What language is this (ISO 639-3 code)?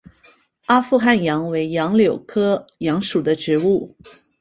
zho